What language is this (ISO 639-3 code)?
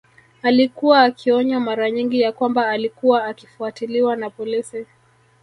swa